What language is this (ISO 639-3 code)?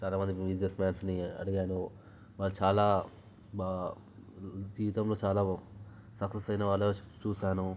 tel